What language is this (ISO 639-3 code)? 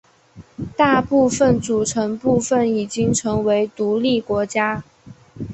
zho